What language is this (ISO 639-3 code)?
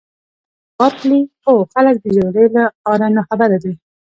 pus